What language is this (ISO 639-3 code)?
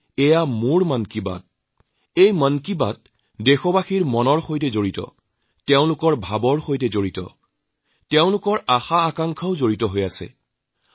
asm